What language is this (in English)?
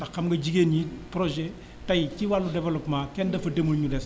Wolof